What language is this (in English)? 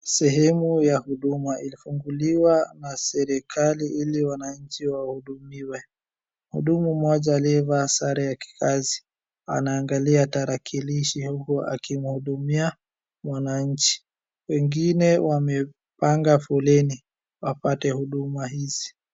Swahili